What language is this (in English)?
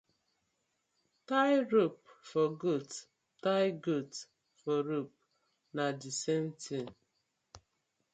Nigerian Pidgin